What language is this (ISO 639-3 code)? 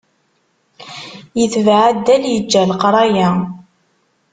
kab